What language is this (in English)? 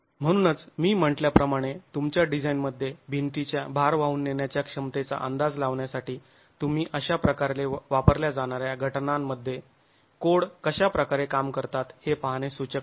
Marathi